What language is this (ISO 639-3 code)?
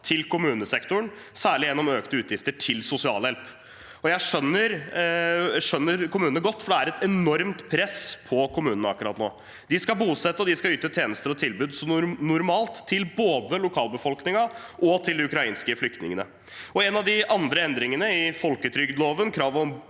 nor